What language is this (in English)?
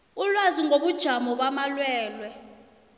South Ndebele